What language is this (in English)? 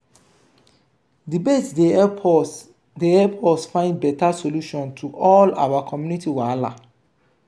Nigerian Pidgin